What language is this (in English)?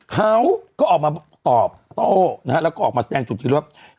Thai